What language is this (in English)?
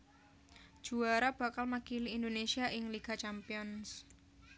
Javanese